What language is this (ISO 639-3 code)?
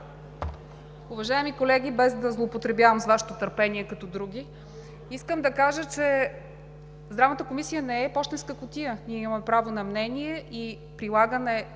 bul